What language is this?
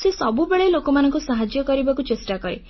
Odia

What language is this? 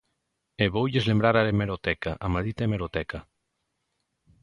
Galician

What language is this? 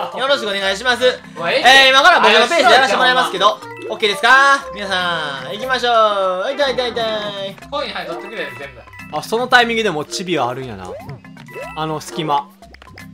Japanese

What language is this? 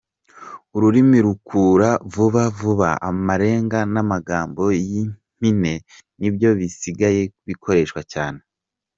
Kinyarwanda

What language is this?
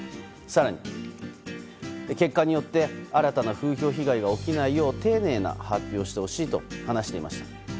Japanese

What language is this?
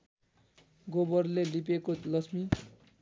Nepali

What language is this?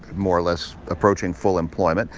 English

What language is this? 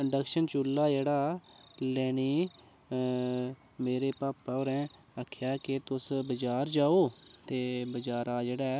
Dogri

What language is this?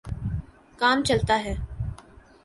Urdu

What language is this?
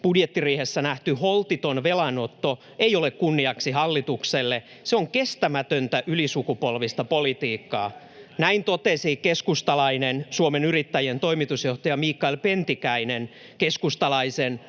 Finnish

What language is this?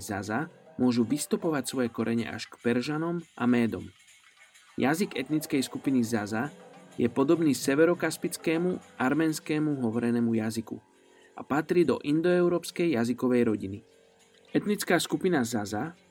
Slovak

